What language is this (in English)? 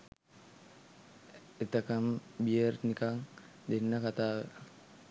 Sinhala